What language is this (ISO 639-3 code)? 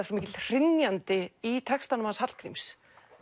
isl